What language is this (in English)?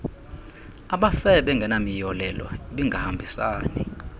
Xhosa